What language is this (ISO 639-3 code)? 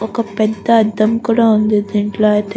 tel